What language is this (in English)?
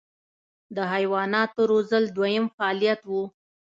Pashto